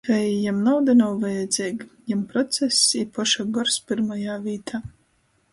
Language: Latgalian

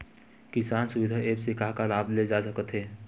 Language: Chhattisgarhi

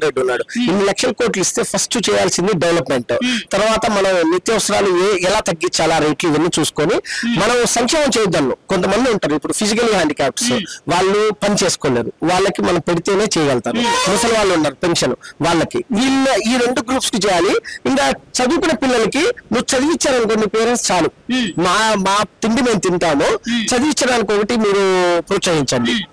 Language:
Telugu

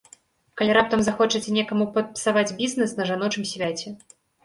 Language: Belarusian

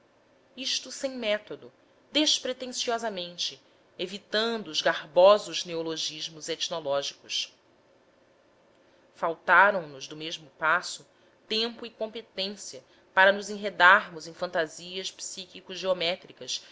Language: Portuguese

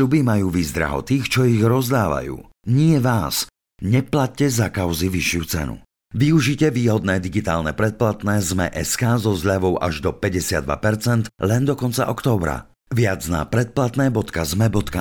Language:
Slovak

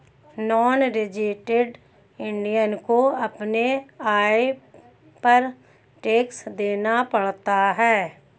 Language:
Hindi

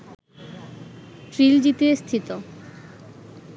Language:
Bangla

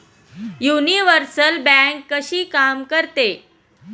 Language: Marathi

